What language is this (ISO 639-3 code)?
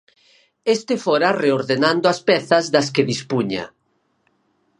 glg